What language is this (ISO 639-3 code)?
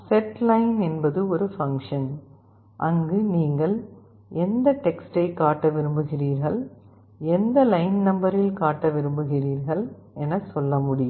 tam